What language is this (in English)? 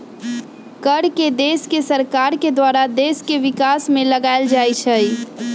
Magahi